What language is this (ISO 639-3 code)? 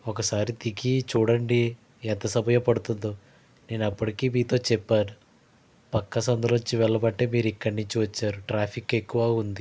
tel